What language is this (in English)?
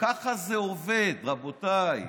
Hebrew